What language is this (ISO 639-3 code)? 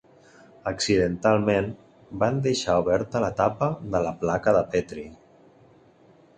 cat